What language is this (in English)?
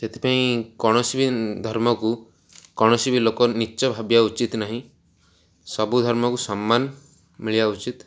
Odia